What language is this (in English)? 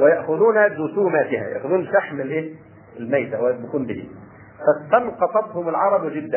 Arabic